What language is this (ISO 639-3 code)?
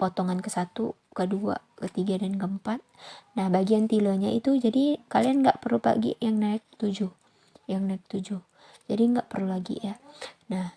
ind